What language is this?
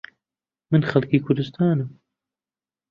Central Kurdish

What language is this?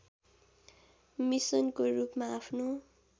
Nepali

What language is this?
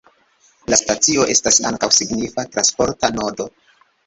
Esperanto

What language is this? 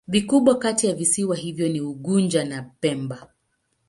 Swahili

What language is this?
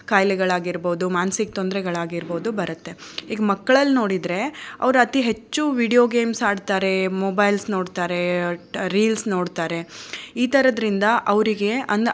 Kannada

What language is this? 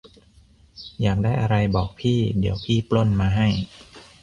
Thai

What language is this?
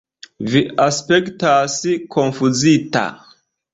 Esperanto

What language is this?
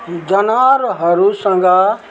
Nepali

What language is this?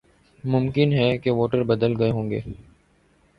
Urdu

